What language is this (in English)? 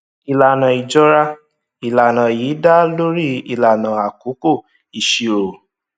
Yoruba